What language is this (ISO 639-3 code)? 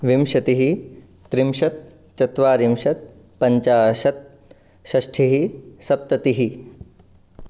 san